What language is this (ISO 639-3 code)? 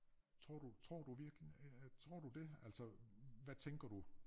dan